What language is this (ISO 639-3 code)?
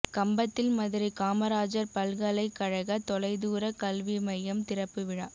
tam